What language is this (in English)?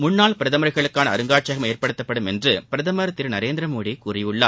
Tamil